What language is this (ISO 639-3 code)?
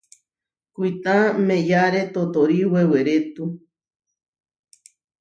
var